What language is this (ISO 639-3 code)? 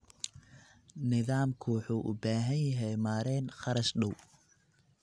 som